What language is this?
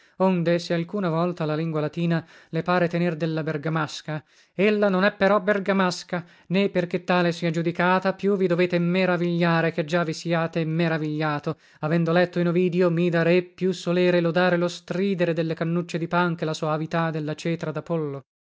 Italian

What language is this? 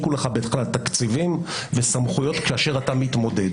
Hebrew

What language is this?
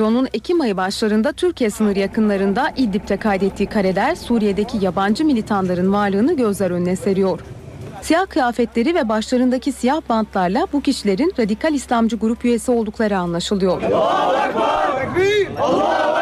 Turkish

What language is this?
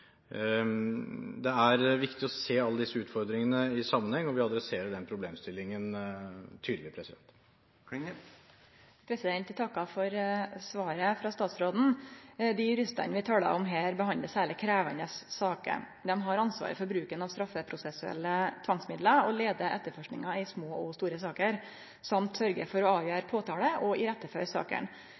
Norwegian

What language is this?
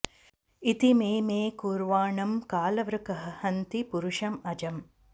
Sanskrit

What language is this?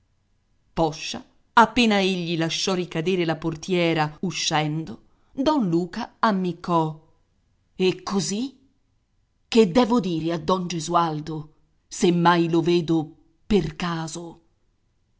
Italian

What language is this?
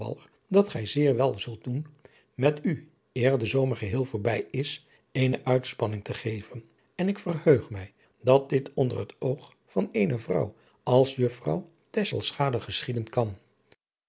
Dutch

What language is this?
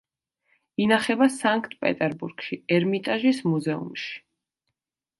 Georgian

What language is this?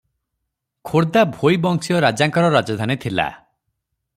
Odia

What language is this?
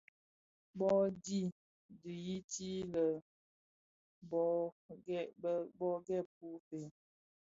Bafia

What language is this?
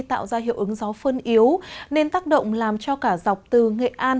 Vietnamese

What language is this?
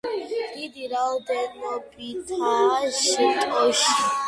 Georgian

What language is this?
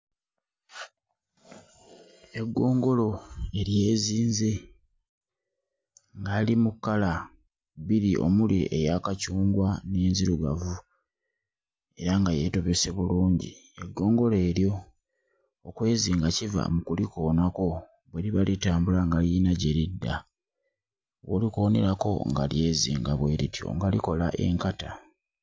Ganda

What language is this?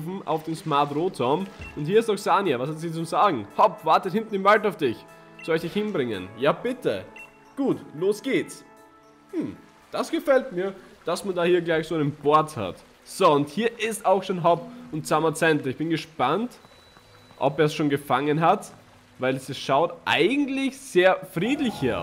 German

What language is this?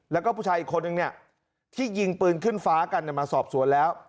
Thai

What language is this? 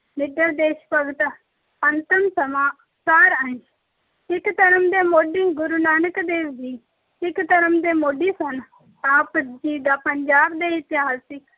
Punjabi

